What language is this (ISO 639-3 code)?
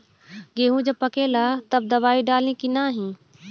bho